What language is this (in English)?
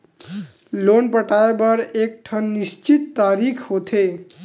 Chhattisgarhi